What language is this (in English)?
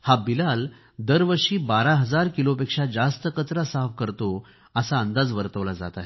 Marathi